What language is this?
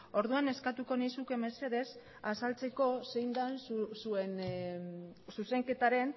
Basque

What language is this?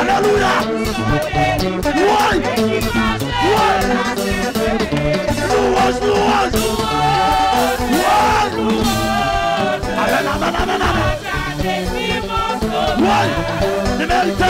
French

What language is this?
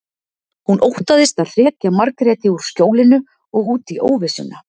Icelandic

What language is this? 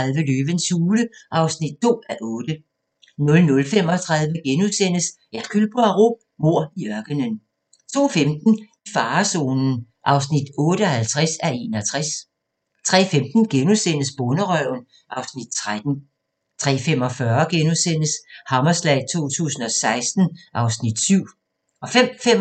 Danish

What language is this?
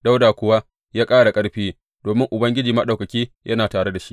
Hausa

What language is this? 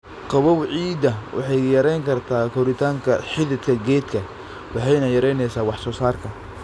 Somali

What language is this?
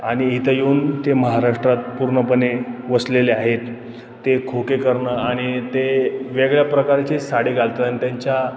Marathi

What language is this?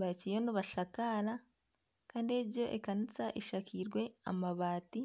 Nyankole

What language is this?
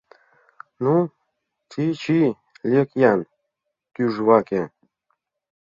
Mari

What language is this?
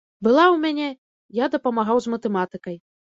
Belarusian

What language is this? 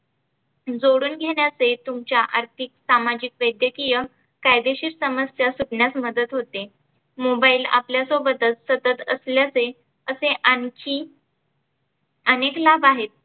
Marathi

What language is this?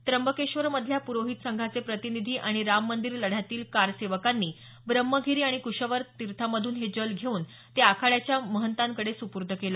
Marathi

